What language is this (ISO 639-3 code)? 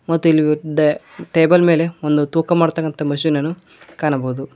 kan